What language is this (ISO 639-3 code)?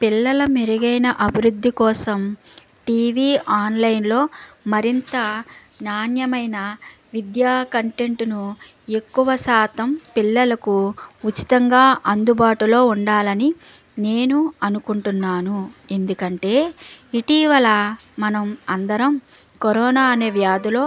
tel